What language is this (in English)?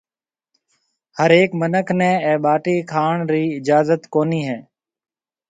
Marwari (Pakistan)